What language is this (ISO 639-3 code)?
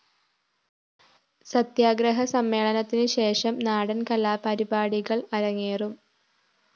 mal